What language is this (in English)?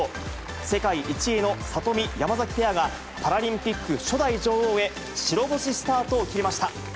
Japanese